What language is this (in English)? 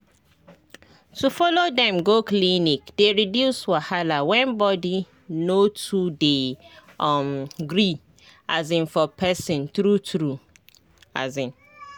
Nigerian Pidgin